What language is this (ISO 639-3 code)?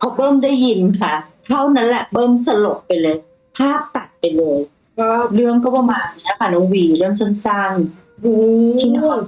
tha